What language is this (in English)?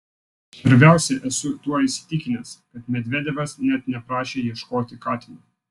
Lithuanian